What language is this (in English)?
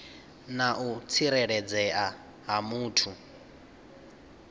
Venda